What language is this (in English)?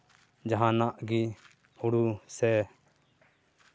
Santali